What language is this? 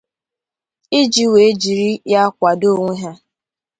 Igbo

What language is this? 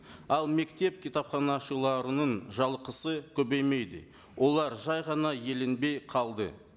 Kazakh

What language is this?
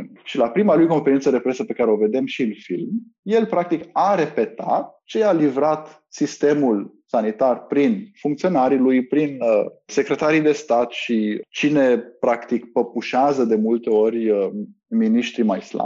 Romanian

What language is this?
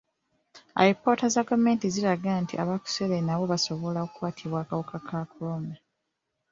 Ganda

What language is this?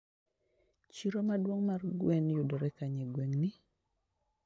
Luo (Kenya and Tanzania)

